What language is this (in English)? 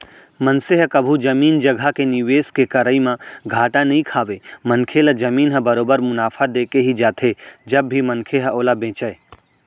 Chhattisgarhi